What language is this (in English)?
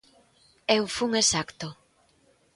Galician